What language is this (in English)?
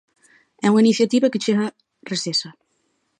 Galician